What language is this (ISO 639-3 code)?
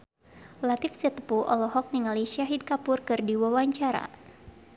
sun